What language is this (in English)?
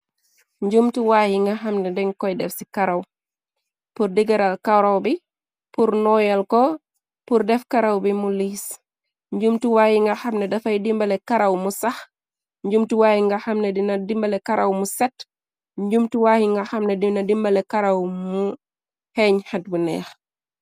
Wolof